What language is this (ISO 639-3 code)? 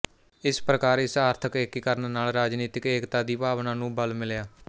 pan